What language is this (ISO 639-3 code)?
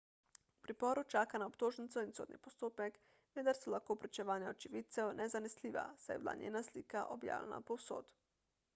slv